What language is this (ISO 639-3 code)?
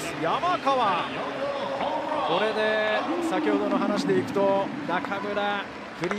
jpn